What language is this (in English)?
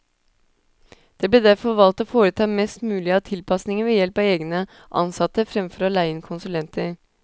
Norwegian